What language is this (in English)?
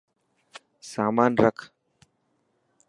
Dhatki